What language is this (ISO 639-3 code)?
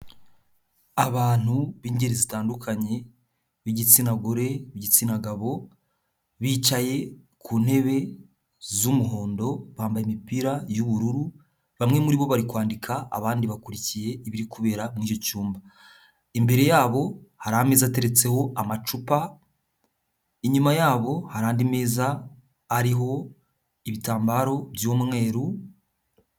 kin